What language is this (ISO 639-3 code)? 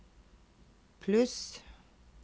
nor